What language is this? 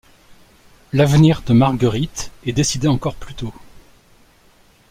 French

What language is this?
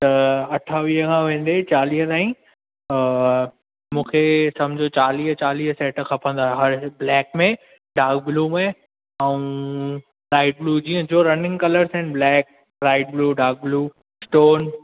Sindhi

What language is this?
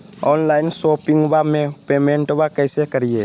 Magahi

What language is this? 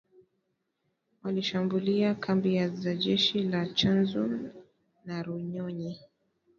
Swahili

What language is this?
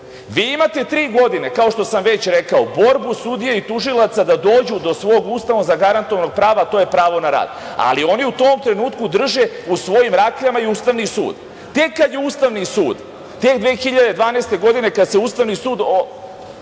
Serbian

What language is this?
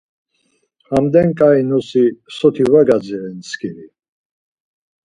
Laz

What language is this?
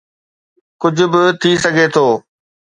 Sindhi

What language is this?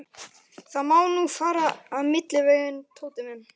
Icelandic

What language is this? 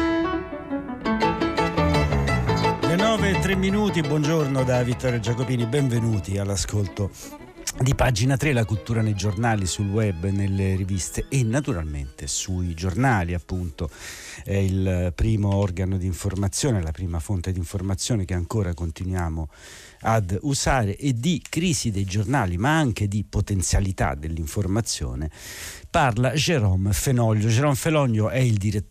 Italian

